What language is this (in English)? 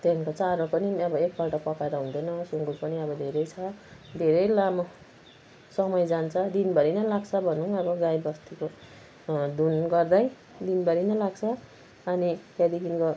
Nepali